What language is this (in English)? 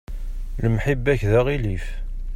Kabyle